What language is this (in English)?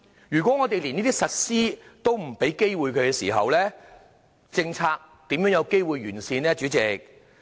Cantonese